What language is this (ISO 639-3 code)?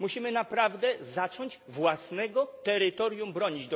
pol